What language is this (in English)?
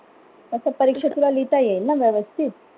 Marathi